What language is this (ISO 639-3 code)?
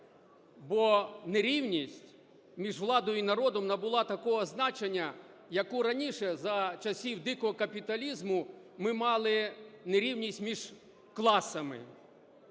ukr